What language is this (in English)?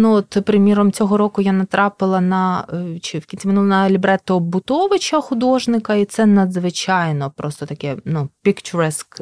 Ukrainian